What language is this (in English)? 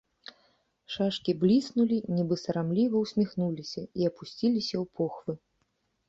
Belarusian